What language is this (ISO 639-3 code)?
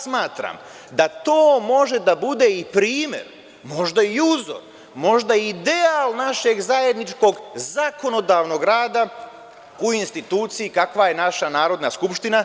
srp